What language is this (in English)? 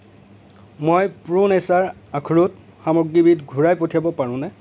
Assamese